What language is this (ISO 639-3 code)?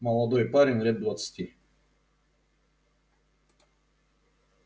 rus